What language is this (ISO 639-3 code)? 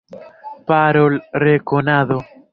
epo